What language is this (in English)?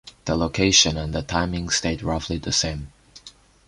English